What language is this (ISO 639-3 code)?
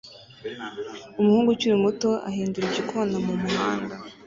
kin